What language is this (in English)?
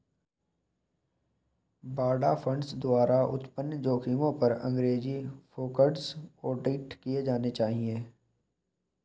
Hindi